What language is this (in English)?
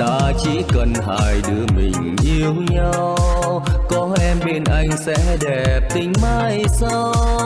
Vietnamese